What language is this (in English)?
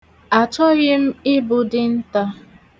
Igbo